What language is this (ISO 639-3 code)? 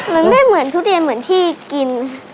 tha